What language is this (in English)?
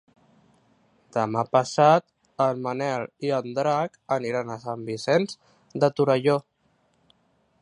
Catalan